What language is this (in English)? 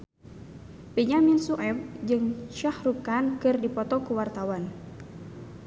Sundanese